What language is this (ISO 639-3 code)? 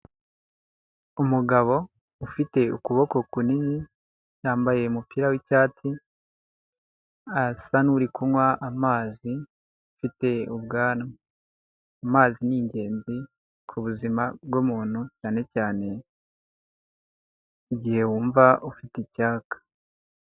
kin